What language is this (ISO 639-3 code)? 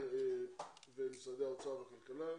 heb